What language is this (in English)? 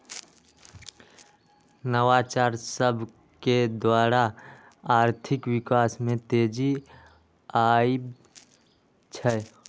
Magahi